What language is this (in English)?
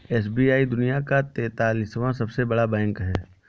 Hindi